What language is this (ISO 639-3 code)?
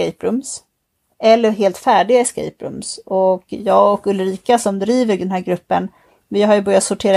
swe